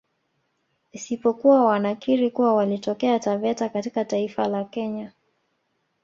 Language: Swahili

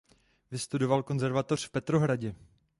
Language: Czech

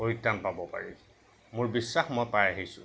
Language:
Assamese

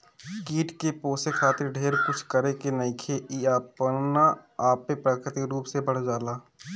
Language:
Bhojpuri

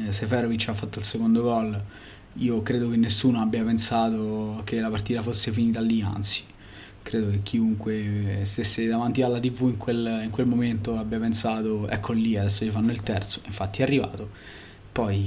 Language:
Italian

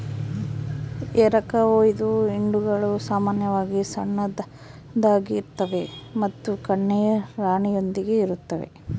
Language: Kannada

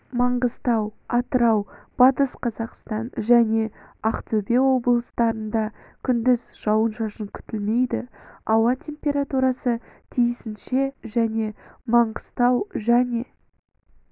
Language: Kazakh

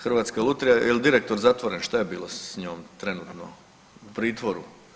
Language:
Croatian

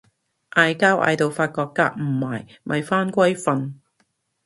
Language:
Cantonese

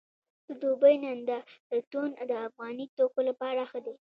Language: Pashto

